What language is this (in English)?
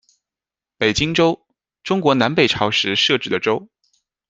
Chinese